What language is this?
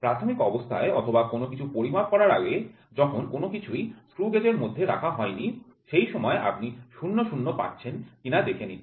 Bangla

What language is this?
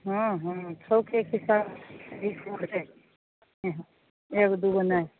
Maithili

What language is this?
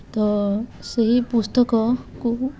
Odia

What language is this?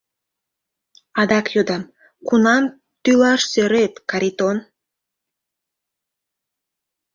Mari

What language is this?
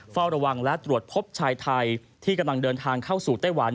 Thai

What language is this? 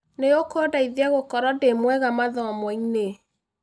Kikuyu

